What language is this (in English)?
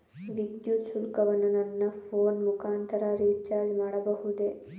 Kannada